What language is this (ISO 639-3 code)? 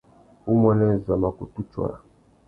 bag